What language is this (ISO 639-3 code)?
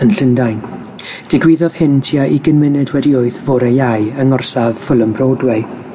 cym